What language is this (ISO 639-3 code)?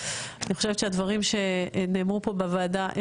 heb